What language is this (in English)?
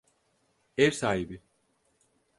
Turkish